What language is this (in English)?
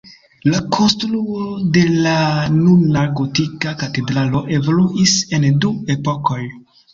Esperanto